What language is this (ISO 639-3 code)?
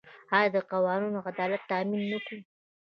pus